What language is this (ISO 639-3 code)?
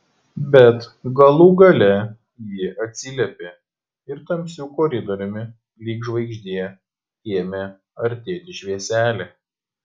lit